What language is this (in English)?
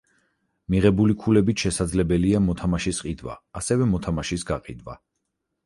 Georgian